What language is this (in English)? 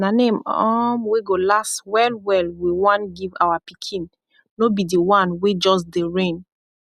Nigerian Pidgin